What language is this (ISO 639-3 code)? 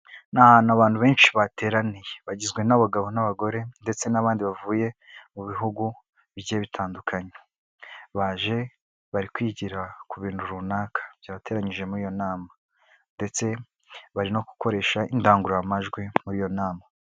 kin